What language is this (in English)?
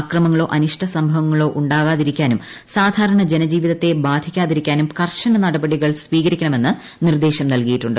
Malayalam